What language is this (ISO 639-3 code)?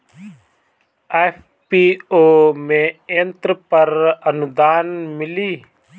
bho